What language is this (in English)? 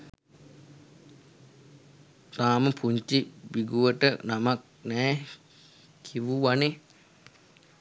Sinhala